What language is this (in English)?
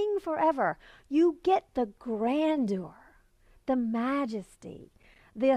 English